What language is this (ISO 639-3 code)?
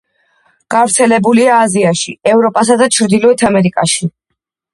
kat